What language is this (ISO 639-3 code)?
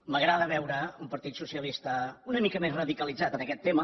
cat